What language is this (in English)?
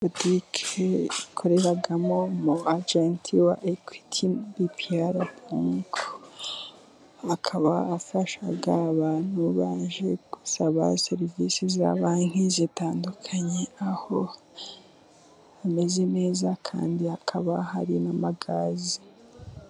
Kinyarwanda